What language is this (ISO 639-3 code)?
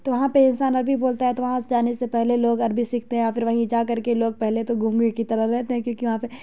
urd